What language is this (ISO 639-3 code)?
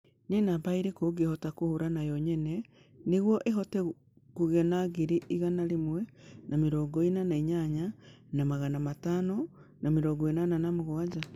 kik